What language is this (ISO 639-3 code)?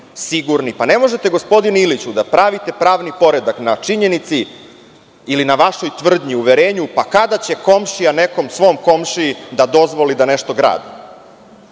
srp